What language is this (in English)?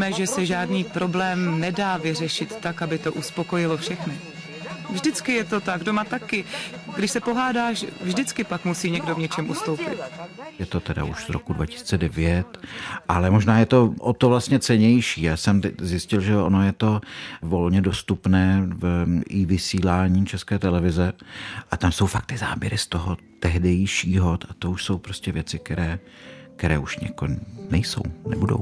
Czech